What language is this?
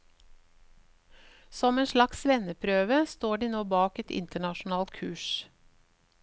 Norwegian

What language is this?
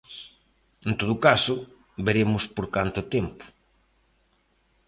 Galician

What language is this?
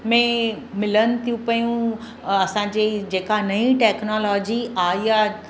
Sindhi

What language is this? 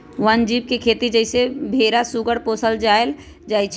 Magahi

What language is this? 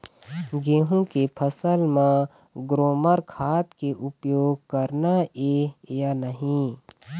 Chhattisgarhi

